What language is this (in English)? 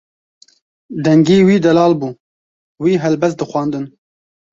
Kurdish